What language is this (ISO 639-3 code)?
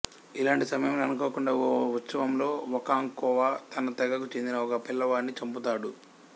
tel